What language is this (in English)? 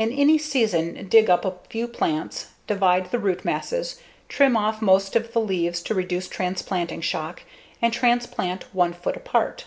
English